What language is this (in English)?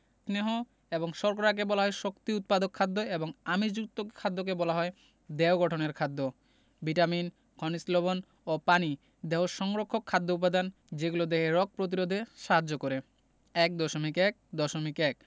Bangla